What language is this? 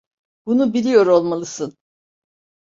Turkish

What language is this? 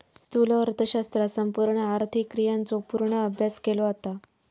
Marathi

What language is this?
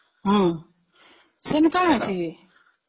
Odia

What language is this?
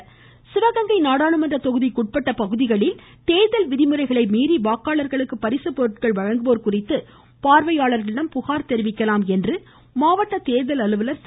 Tamil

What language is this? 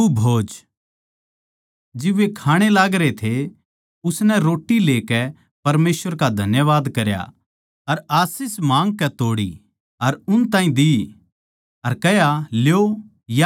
Haryanvi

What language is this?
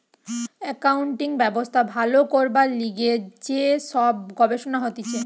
Bangla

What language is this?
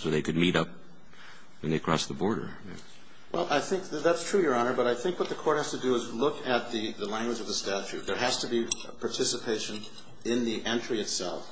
English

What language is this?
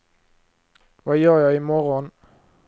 Swedish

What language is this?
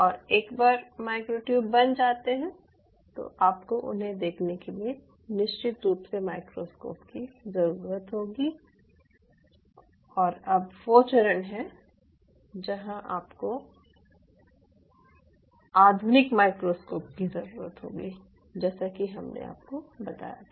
Hindi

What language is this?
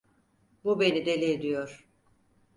Turkish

